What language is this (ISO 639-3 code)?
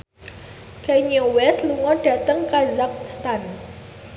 jav